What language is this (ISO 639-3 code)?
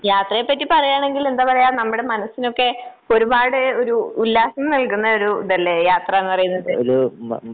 mal